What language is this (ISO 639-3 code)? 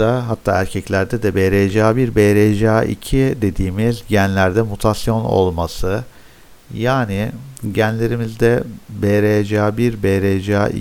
tur